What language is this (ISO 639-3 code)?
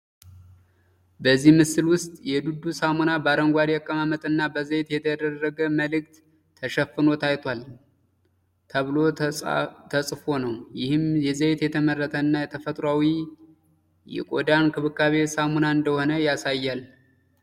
amh